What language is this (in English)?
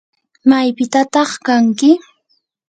Yanahuanca Pasco Quechua